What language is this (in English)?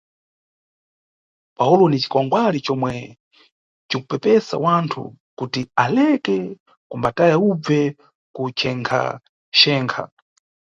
Nyungwe